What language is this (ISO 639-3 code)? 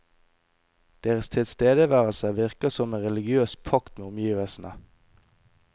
nor